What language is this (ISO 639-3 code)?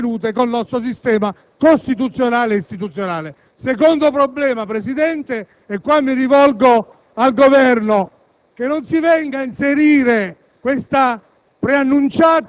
ita